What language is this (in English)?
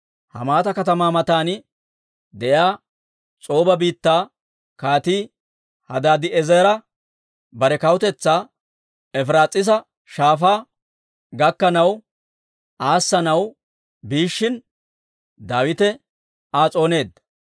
Dawro